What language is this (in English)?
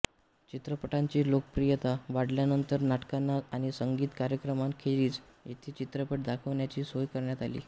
Marathi